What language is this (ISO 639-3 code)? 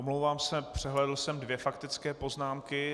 ces